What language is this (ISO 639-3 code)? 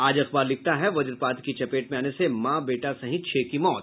hin